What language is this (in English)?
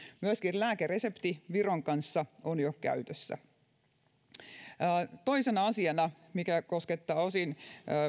Finnish